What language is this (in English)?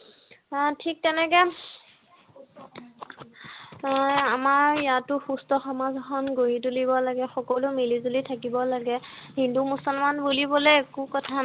Assamese